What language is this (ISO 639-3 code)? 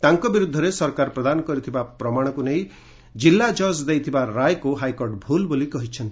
ori